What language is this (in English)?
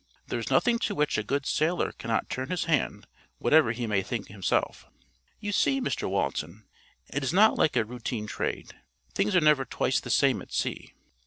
English